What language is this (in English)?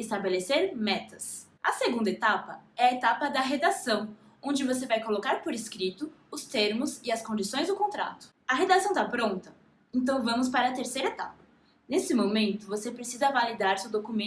Portuguese